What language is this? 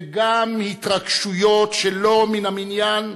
Hebrew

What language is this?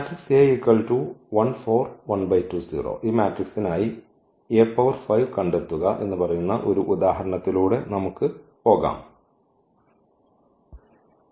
Malayalam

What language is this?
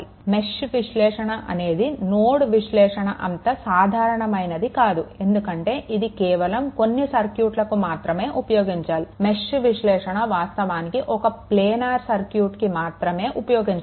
Telugu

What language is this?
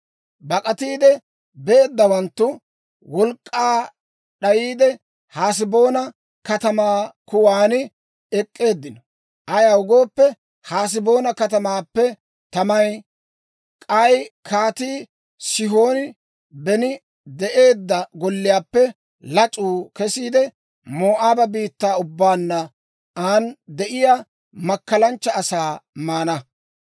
Dawro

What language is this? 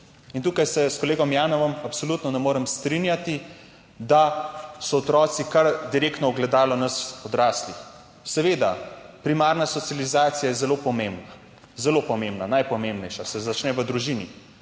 Slovenian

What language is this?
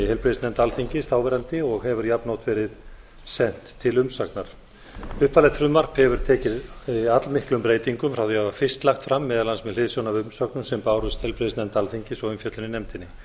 Icelandic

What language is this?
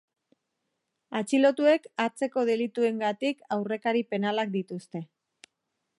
Basque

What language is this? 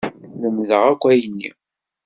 Kabyle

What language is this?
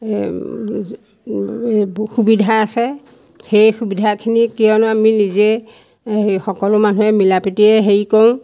Assamese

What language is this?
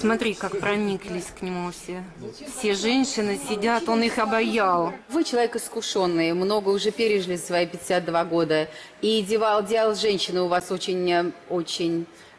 Russian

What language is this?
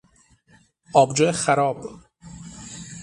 Persian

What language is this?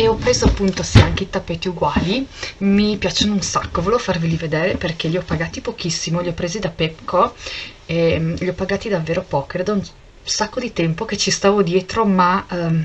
Italian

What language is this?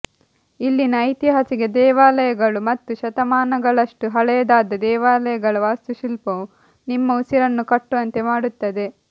Kannada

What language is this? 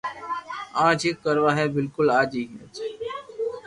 Loarki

